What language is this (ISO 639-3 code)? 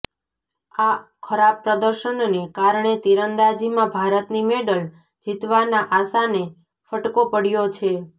guj